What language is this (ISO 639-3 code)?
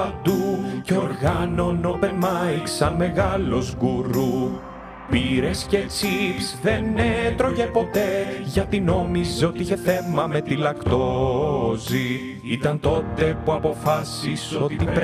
ell